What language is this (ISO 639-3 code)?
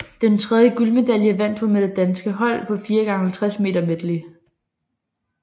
dan